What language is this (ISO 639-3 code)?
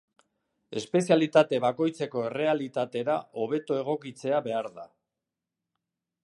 eus